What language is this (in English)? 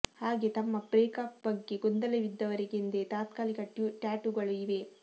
Kannada